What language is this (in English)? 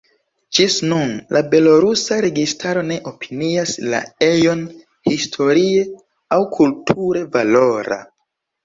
Esperanto